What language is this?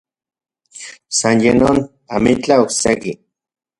Central Puebla Nahuatl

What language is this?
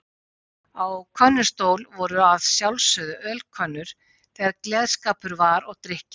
Icelandic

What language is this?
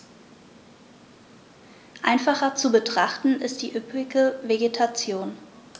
German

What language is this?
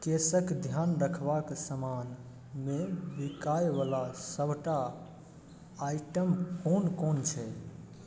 Maithili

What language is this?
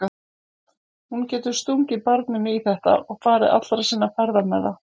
Icelandic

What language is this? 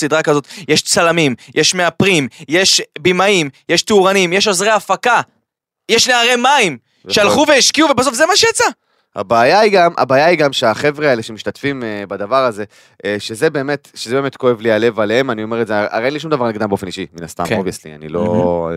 Hebrew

